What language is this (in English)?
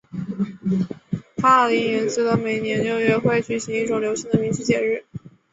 Chinese